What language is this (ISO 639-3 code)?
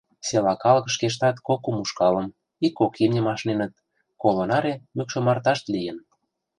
chm